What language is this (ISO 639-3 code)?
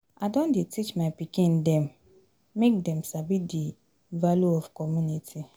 pcm